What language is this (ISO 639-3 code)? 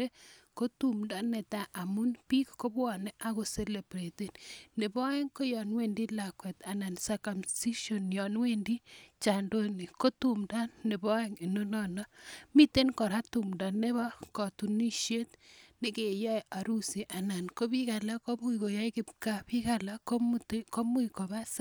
kln